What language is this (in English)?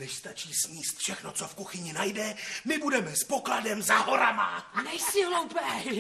Czech